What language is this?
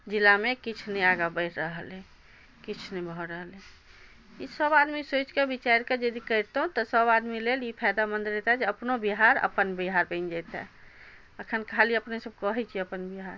Maithili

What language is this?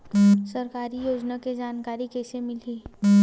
Chhattisgarhi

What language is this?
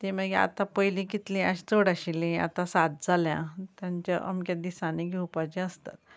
Konkani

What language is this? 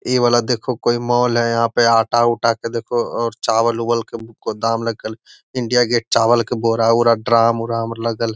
Magahi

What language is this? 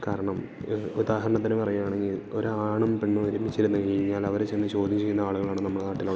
Malayalam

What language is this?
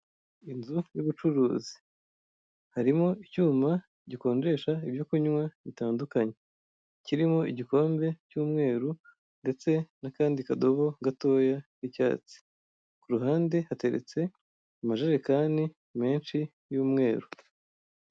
Kinyarwanda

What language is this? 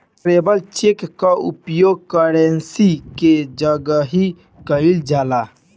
Bhojpuri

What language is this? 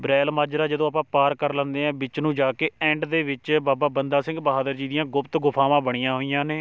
Punjabi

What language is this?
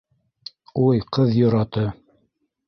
Bashkir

